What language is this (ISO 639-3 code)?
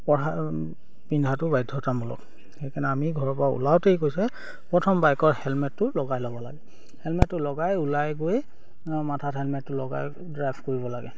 asm